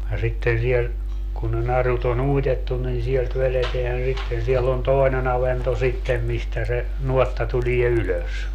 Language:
Finnish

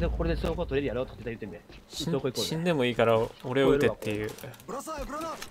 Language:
Japanese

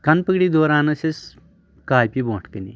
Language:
Kashmiri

